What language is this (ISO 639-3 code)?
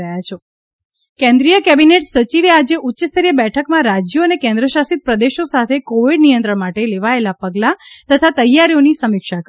guj